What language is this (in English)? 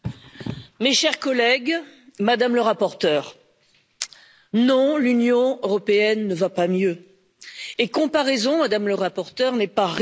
French